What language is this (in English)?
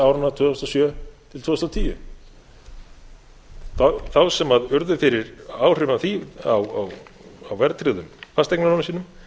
Icelandic